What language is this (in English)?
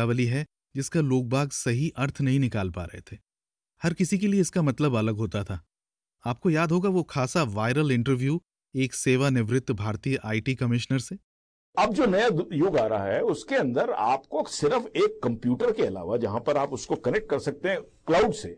Hindi